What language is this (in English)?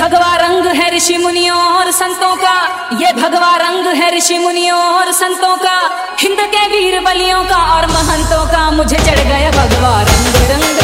Hindi